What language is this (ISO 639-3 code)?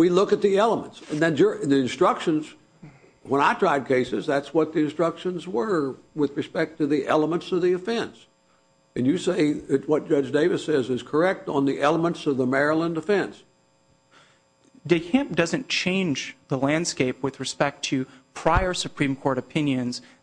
eng